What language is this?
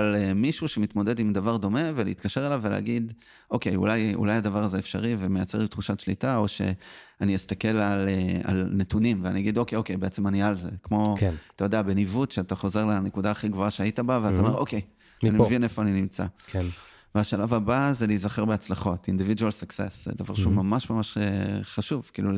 Hebrew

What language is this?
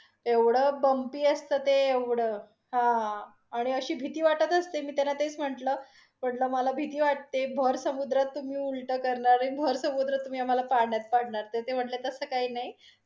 Marathi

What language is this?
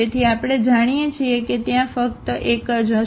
Gujarati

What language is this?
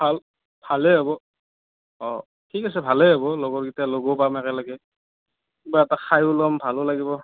Assamese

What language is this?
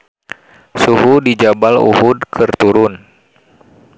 Sundanese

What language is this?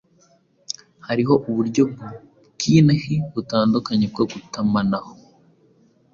Kinyarwanda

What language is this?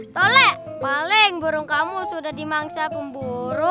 Indonesian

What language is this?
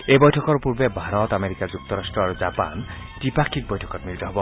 Assamese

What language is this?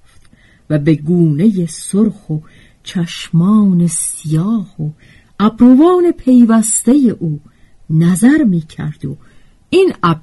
Persian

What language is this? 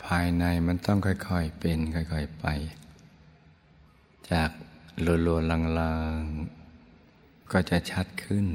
Thai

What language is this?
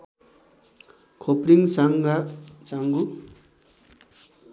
Nepali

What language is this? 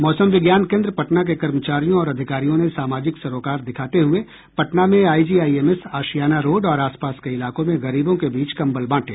Hindi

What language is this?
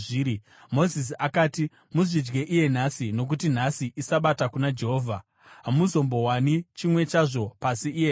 Shona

